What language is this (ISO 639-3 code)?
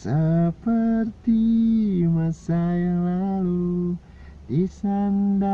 ind